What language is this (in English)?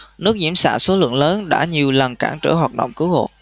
Vietnamese